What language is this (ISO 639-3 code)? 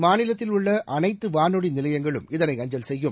tam